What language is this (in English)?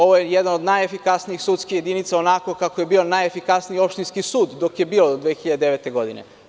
Serbian